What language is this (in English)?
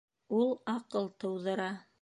Bashkir